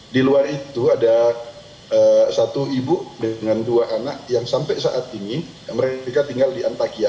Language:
Indonesian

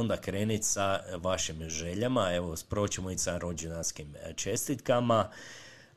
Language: Croatian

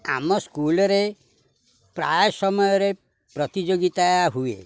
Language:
Odia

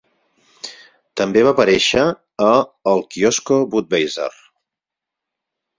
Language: Catalan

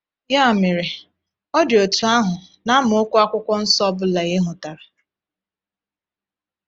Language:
Igbo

